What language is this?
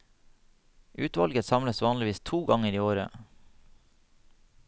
Norwegian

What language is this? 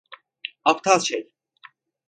Turkish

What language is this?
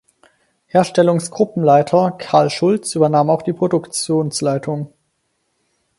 German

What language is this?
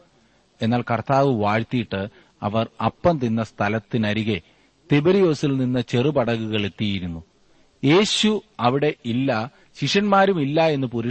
Malayalam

